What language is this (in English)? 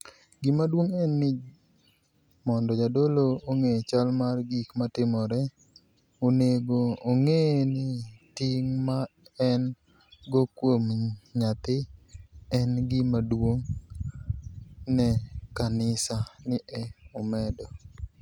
Luo (Kenya and Tanzania)